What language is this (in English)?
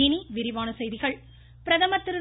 Tamil